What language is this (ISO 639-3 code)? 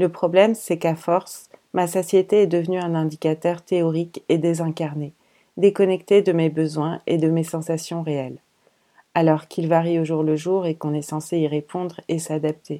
fra